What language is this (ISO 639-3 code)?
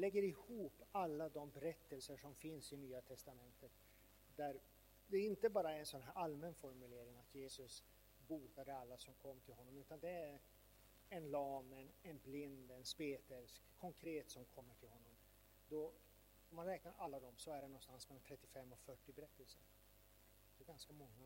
swe